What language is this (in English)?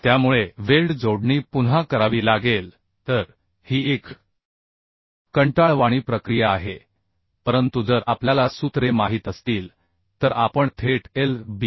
Marathi